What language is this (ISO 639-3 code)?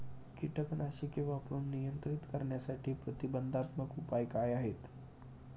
mar